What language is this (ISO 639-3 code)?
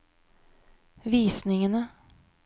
nor